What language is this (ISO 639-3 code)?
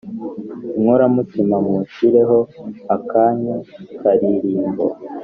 kin